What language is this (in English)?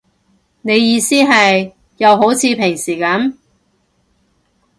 Cantonese